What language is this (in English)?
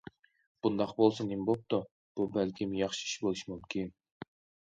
Uyghur